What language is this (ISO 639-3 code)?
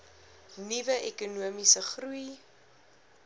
afr